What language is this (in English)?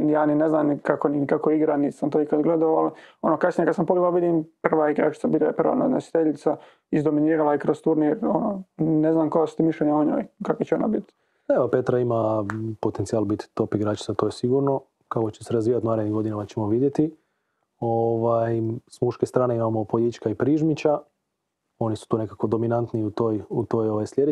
Croatian